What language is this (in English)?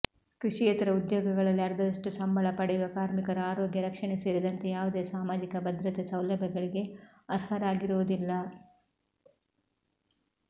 Kannada